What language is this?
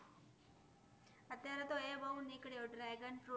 Gujarati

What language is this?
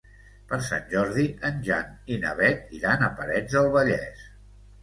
Catalan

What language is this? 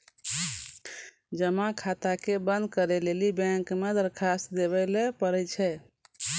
Maithili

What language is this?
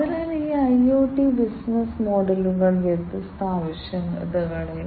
Malayalam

